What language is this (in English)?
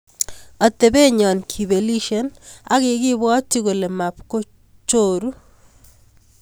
Kalenjin